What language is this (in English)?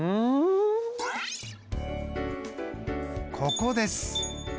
Japanese